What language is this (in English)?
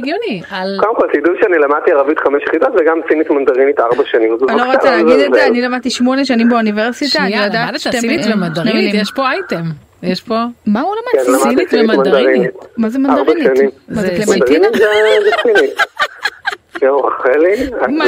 Hebrew